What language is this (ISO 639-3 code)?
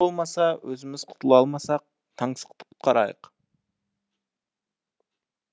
kaz